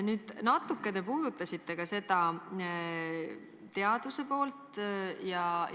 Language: Estonian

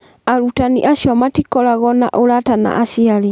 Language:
Kikuyu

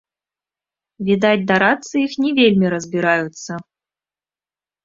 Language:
Belarusian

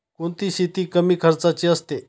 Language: Marathi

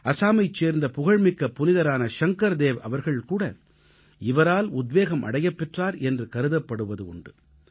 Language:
Tamil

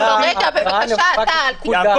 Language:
Hebrew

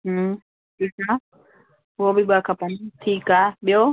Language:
Sindhi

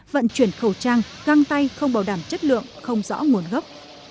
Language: Vietnamese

